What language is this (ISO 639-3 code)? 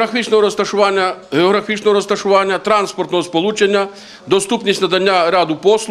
ukr